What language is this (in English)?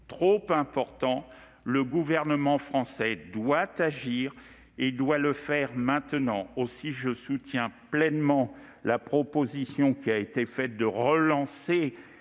French